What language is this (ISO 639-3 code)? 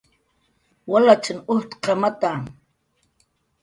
jqr